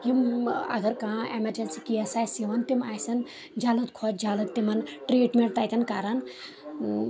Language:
Kashmiri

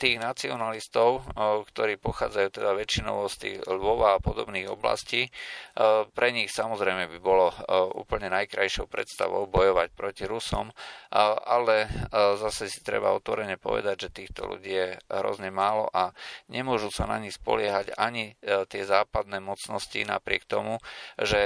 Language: Slovak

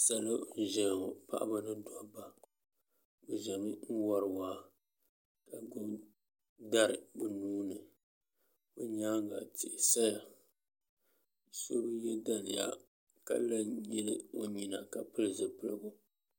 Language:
Dagbani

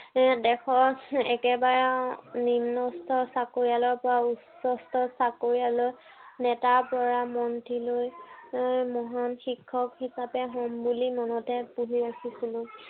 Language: Assamese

